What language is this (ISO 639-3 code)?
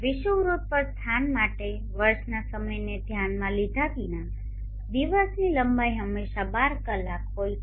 guj